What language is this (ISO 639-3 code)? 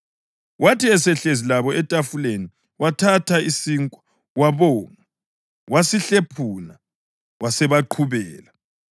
nde